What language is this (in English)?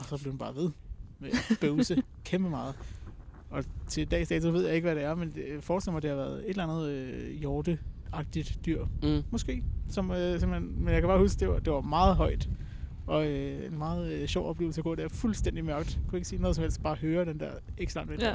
Danish